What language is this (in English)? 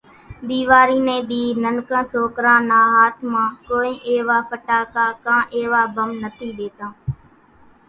Kachi Koli